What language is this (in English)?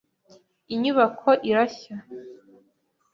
Kinyarwanda